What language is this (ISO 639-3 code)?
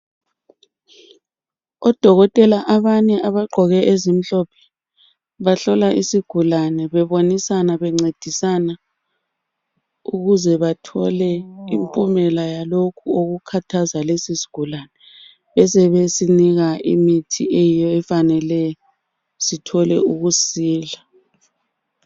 nde